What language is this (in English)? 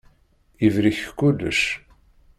Kabyle